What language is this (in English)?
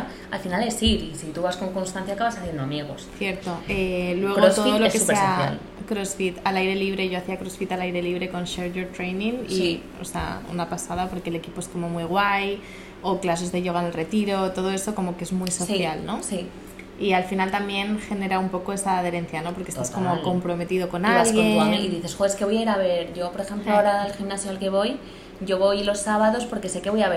Spanish